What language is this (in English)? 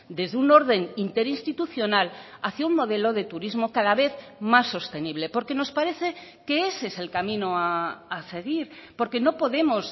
Spanish